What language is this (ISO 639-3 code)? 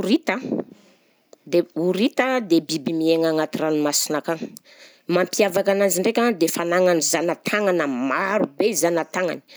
bzc